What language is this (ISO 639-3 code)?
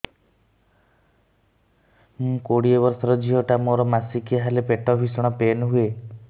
ori